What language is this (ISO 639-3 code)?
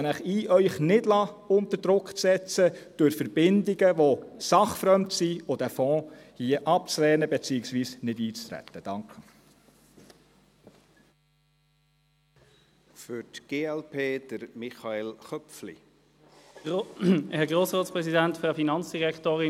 gsw